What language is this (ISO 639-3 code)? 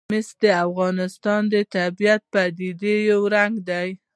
pus